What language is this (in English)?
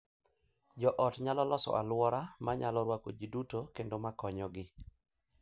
Luo (Kenya and Tanzania)